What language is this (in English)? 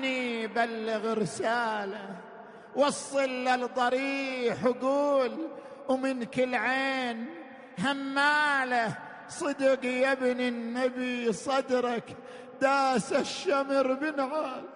Arabic